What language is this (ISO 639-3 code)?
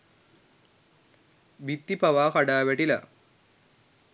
sin